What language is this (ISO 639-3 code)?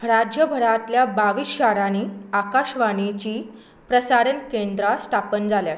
kok